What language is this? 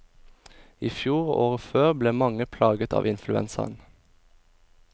Norwegian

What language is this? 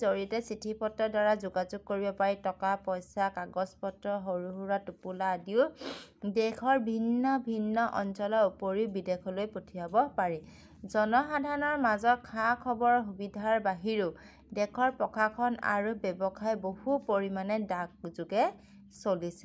Hindi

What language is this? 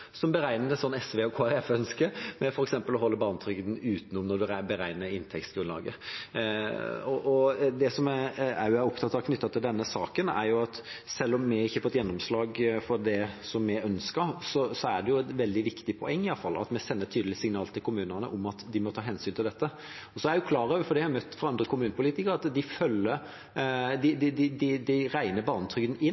Norwegian Bokmål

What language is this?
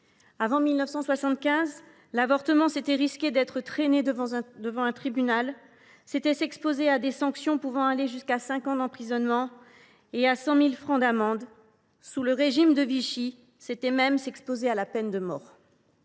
French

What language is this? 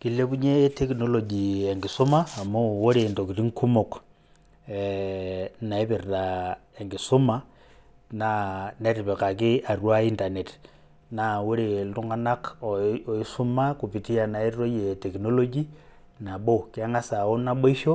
Masai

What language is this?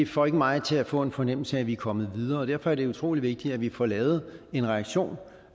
Danish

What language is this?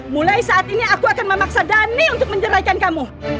Indonesian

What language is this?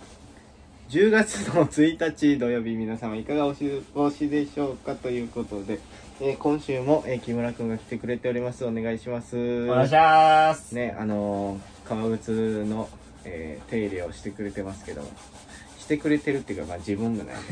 Japanese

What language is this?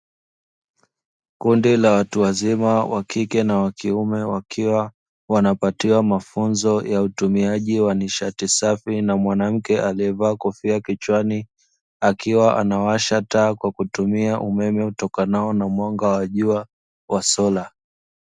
Swahili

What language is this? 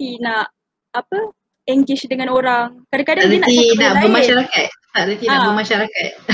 Malay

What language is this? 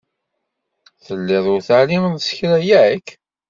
Kabyle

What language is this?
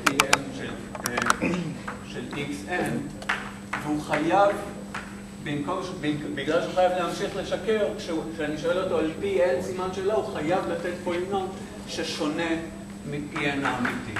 Hebrew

